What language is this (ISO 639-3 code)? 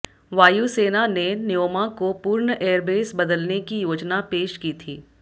hin